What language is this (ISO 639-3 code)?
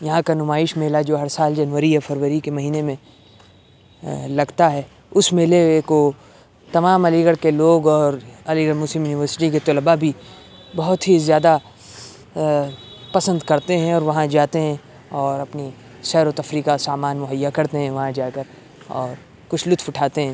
urd